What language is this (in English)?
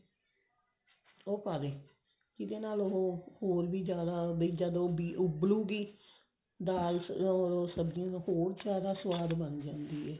Punjabi